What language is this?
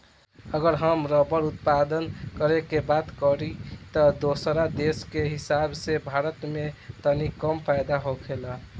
Bhojpuri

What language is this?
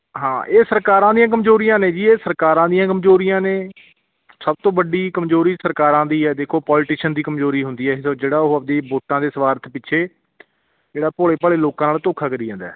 Punjabi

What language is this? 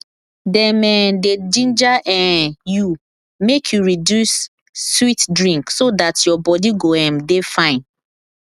Nigerian Pidgin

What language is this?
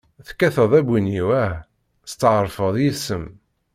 Kabyle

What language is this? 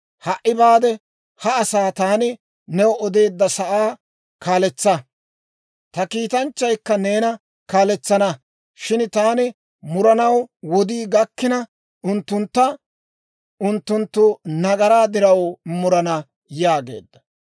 Dawro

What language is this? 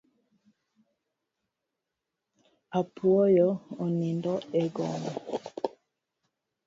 Luo (Kenya and Tanzania)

